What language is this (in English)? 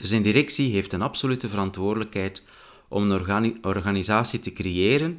Dutch